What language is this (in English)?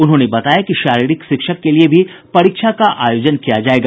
Hindi